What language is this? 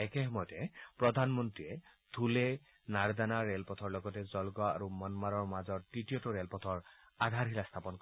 Assamese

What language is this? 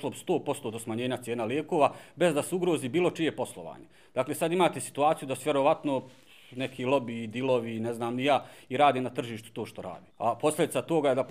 Croatian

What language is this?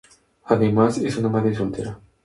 Spanish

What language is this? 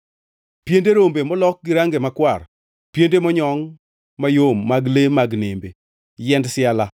Luo (Kenya and Tanzania)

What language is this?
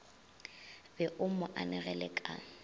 Northern Sotho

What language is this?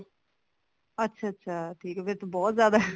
Punjabi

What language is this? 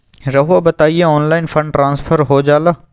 Magahi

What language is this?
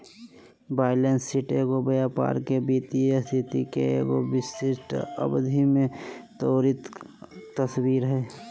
Magahi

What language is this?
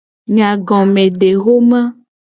Gen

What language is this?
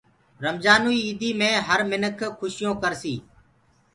Gurgula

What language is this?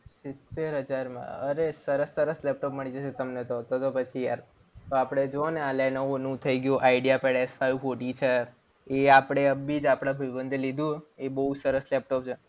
Gujarati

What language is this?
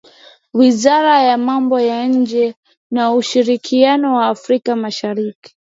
Swahili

